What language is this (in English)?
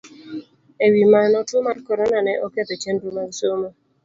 Luo (Kenya and Tanzania)